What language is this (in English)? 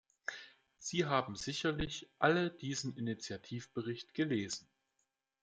German